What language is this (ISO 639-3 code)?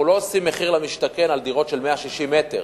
heb